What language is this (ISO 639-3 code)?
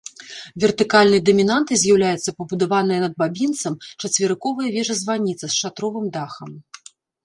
bel